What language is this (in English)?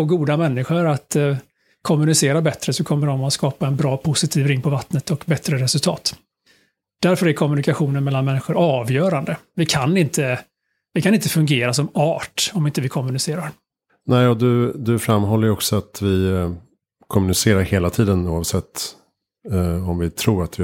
Swedish